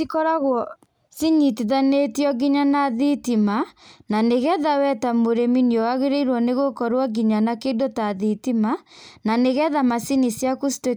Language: Kikuyu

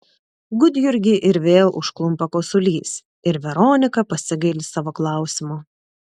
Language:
Lithuanian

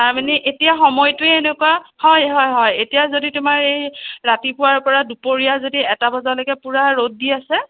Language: Assamese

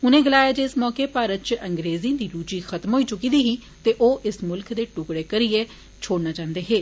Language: Dogri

